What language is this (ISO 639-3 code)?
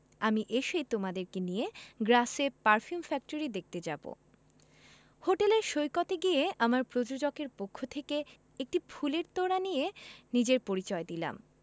ben